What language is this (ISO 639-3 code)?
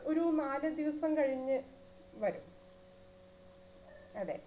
mal